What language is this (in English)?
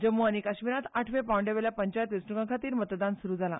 Konkani